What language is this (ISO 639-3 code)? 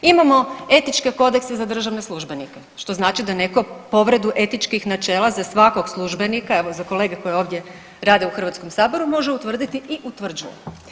hrv